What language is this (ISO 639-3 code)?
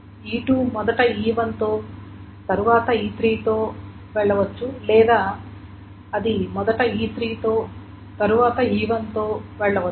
tel